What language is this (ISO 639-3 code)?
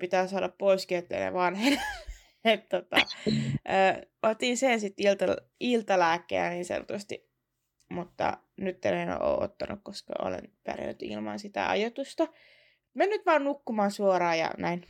fin